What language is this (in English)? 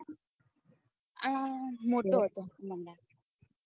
Gujarati